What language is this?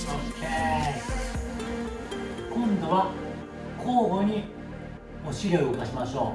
Japanese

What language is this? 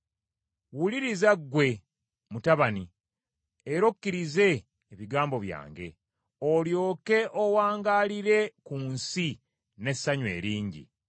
Ganda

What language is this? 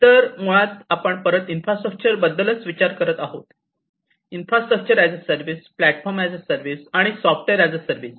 Marathi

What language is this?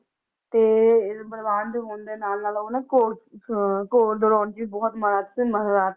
Punjabi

